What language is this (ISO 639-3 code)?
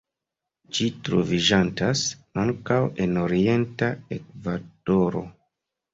epo